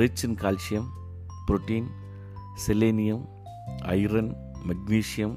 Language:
Telugu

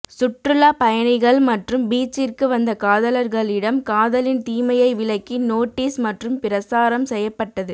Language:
Tamil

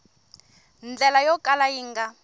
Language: Tsonga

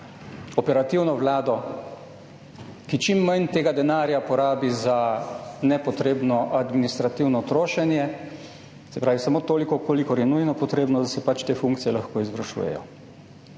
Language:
Slovenian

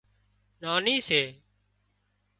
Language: Wadiyara Koli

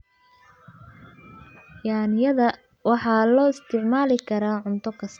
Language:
Somali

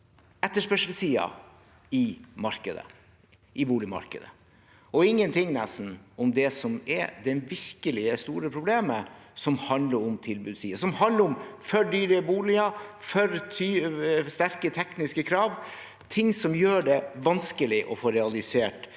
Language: Norwegian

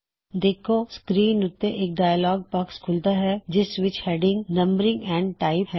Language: Punjabi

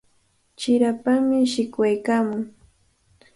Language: Cajatambo North Lima Quechua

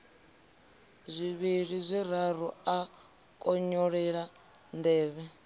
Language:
Venda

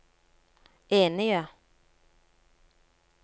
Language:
Norwegian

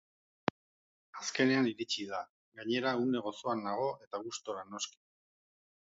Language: Basque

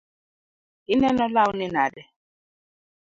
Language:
Luo (Kenya and Tanzania)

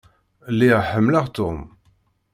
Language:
Kabyle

